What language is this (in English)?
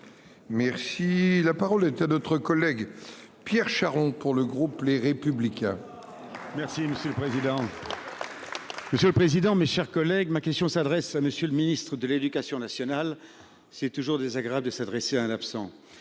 French